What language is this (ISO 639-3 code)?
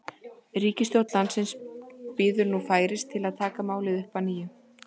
isl